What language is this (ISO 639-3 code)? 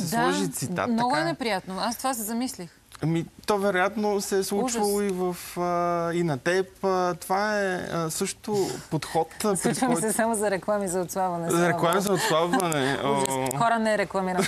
bul